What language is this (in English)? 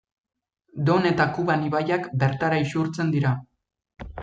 Basque